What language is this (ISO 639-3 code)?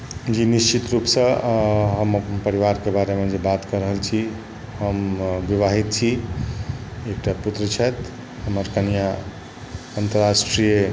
mai